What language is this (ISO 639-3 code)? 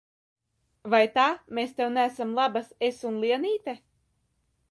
lav